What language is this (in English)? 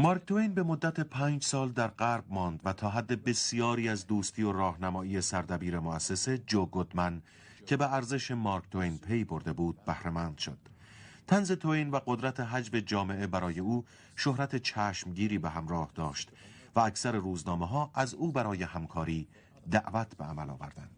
Persian